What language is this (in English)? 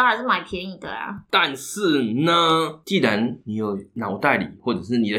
Chinese